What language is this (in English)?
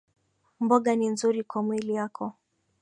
Swahili